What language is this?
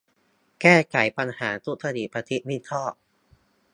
Thai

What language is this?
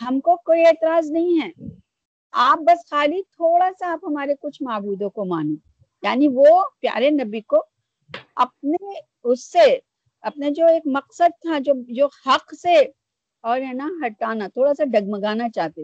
Urdu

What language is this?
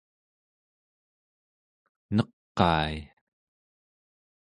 Central Yupik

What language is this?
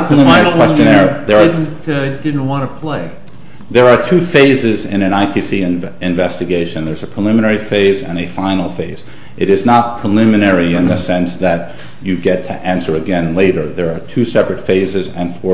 English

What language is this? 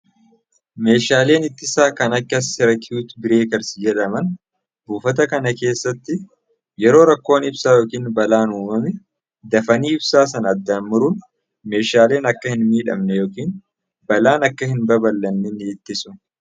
Oromo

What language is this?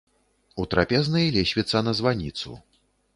Belarusian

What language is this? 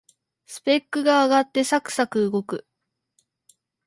Japanese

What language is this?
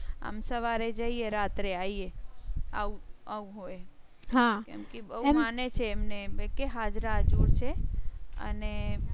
Gujarati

